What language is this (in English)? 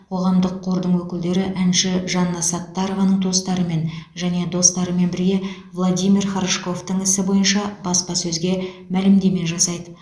Kazakh